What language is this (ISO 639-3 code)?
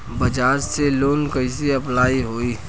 bho